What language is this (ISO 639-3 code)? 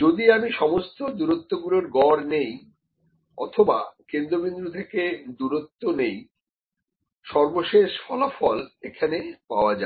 ben